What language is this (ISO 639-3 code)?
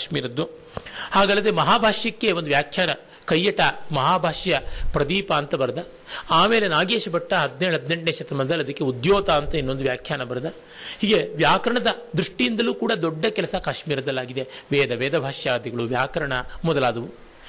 kan